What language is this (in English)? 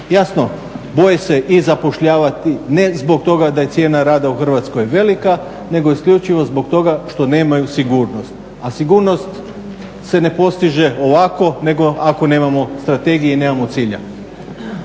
Croatian